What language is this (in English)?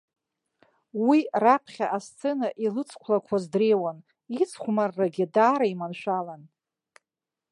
Abkhazian